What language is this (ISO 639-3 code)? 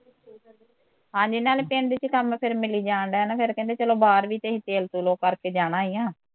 pan